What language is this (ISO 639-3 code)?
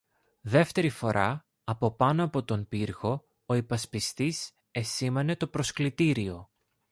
ell